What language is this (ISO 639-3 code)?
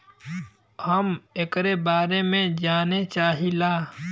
bho